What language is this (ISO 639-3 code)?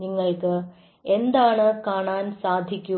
mal